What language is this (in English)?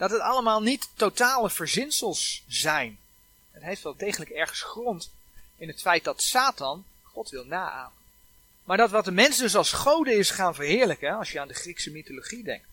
Dutch